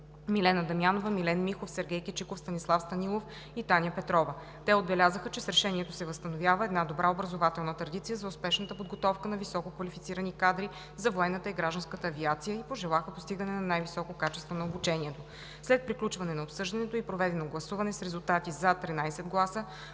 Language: Bulgarian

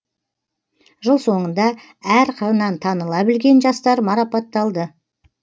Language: Kazakh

